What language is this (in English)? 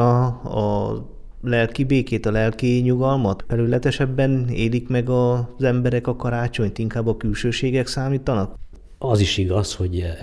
Hungarian